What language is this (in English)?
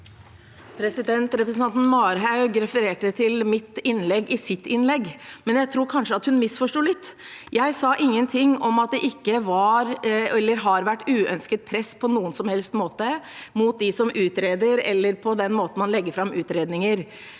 Norwegian